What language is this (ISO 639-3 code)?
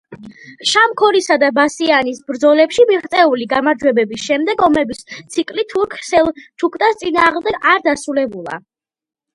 kat